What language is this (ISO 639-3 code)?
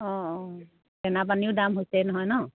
asm